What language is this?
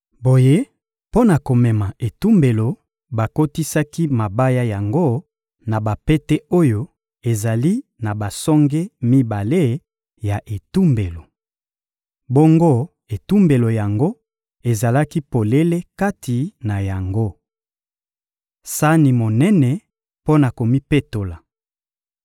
Lingala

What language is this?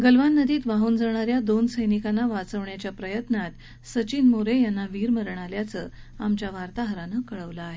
Marathi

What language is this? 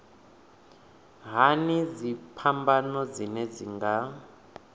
Venda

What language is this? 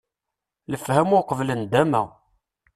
Kabyle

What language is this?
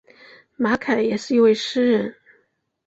Chinese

